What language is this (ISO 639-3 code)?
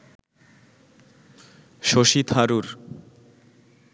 ben